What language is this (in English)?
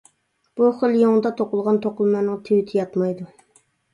Uyghur